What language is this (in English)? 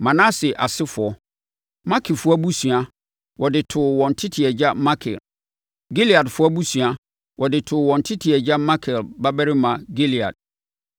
Akan